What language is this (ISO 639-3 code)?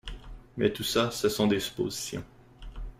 fra